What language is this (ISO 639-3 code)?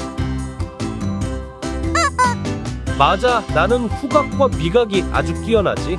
kor